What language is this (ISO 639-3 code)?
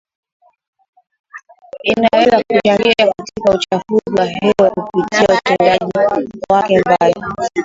swa